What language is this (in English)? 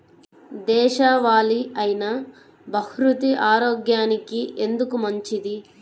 Telugu